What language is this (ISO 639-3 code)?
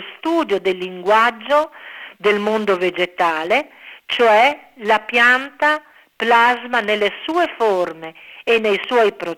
ita